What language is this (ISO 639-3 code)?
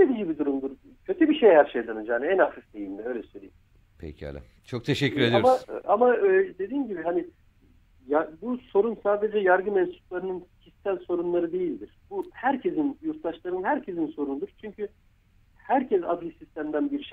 tur